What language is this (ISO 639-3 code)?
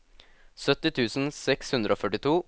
nor